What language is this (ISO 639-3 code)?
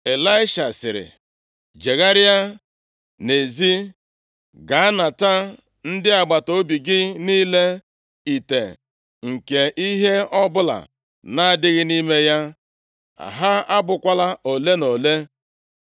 ibo